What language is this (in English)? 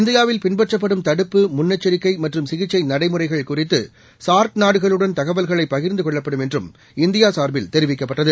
Tamil